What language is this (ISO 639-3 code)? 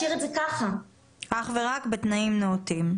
heb